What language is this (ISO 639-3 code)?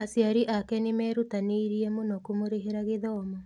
kik